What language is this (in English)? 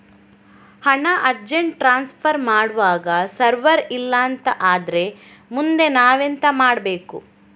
Kannada